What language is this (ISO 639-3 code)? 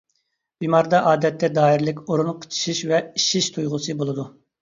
uig